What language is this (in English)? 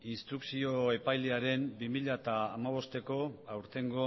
Basque